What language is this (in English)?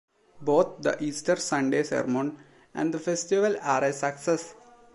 English